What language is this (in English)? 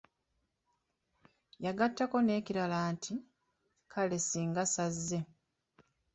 Ganda